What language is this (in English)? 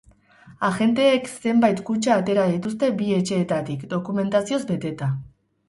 Basque